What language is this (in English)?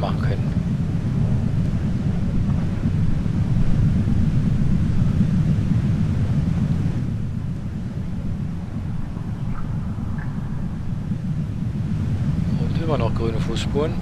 German